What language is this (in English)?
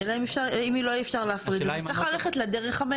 Hebrew